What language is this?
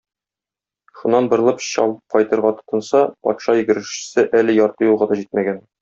Tatar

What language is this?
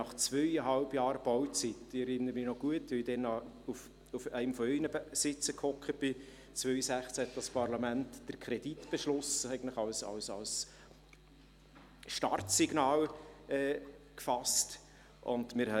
Swiss German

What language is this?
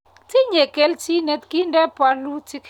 Kalenjin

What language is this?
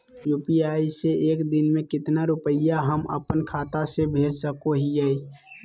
Magahi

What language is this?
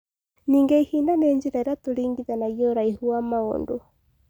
Kikuyu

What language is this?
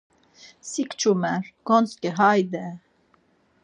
Laz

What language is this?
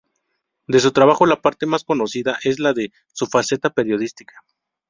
Spanish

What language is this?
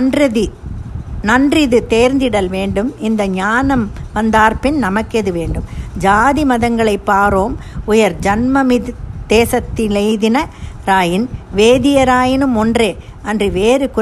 Tamil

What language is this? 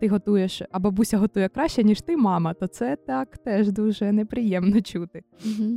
Ukrainian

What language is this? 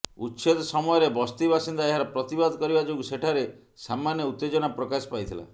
Odia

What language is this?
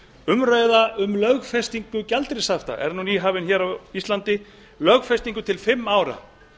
Icelandic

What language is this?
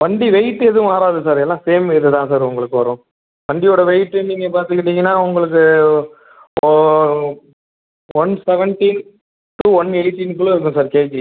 Tamil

